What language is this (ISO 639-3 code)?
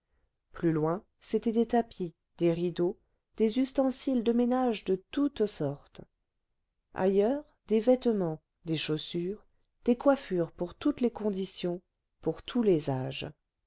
fra